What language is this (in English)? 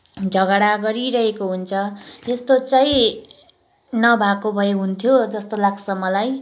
Nepali